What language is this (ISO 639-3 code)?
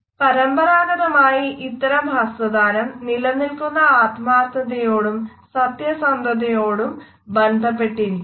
mal